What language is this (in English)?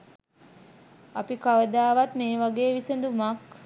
Sinhala